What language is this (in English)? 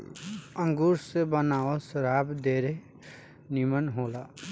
Bhojpuri